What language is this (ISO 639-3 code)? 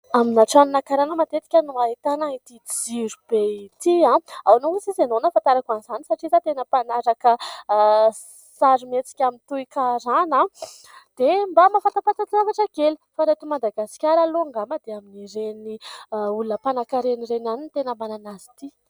mlg